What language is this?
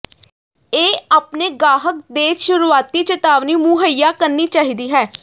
Punjabi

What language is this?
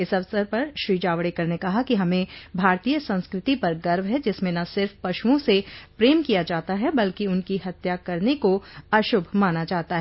Hindi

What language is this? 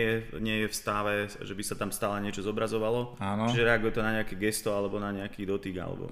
Slovak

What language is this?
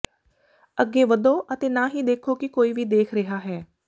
Punjabi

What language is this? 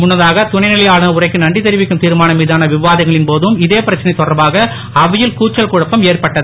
Tamil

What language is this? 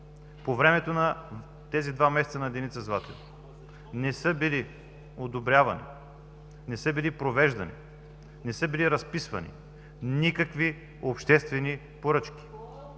Bulgarian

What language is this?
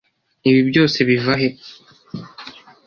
Kinyarwanda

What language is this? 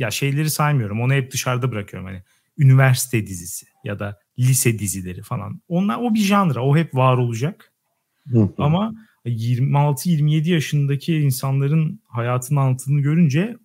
Turkish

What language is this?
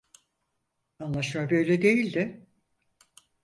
Turkish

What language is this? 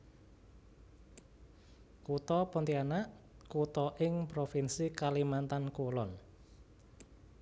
Javanese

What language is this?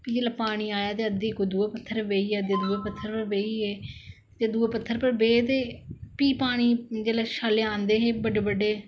Dogri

